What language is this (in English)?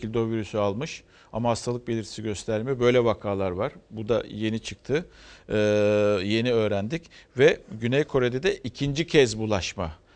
Turkish